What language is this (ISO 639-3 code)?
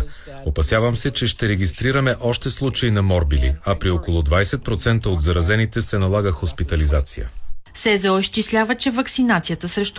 bul